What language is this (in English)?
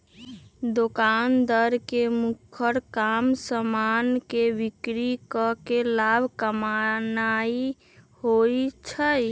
Magahi